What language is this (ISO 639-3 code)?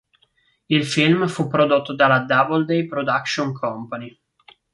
ita